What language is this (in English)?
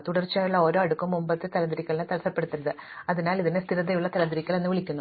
Malayalam